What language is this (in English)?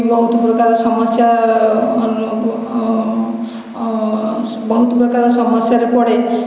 Odia